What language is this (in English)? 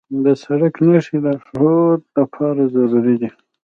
Pashto